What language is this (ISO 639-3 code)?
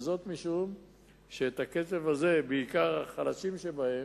heb